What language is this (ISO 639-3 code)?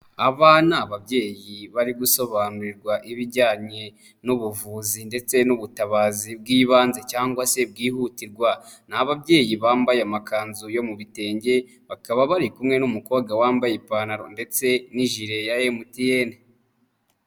kin